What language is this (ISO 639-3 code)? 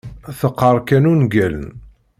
kab